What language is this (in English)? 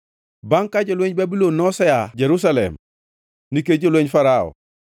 Luo (Kenya and Tanzania)